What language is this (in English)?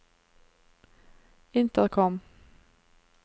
Norwegian